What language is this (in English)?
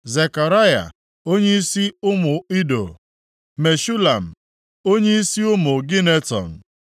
Igbo